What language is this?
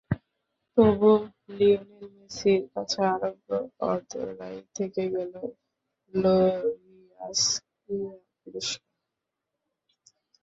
Bangla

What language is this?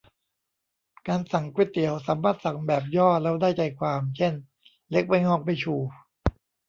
Thai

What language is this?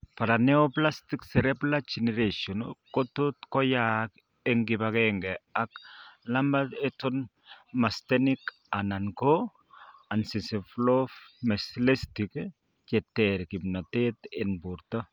Kalenjin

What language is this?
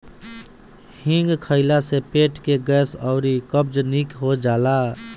Bhojpuri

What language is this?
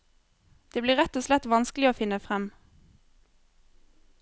Norwegian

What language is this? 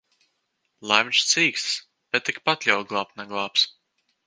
Latvian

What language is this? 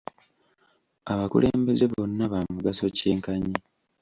Ganda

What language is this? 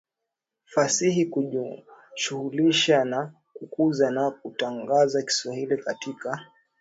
Swahili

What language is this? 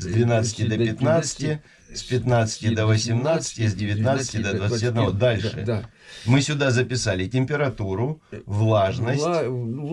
Russian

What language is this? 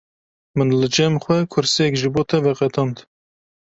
Kurdish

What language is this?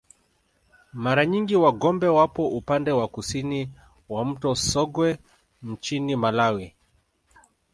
Swahili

